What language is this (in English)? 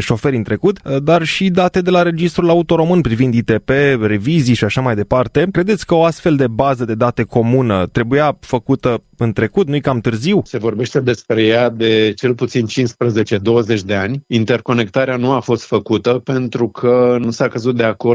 Romanian